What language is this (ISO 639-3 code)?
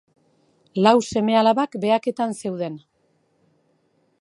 eus